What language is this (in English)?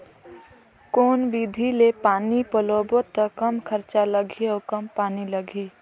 Chhattisgarhi